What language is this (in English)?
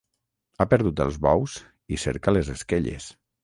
Catalan